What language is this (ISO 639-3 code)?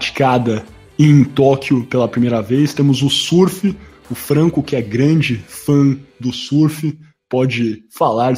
por